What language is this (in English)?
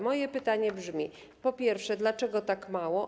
Polish